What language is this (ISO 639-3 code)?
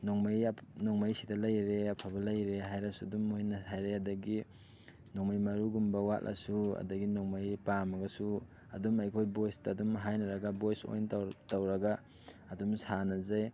mni